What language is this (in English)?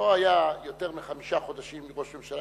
Hebrew